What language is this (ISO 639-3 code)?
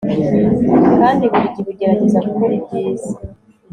kin